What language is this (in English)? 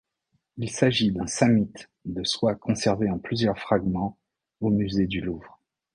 French